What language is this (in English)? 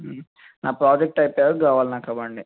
Telugu